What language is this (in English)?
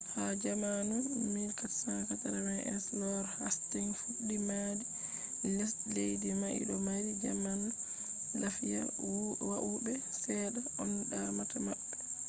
Fula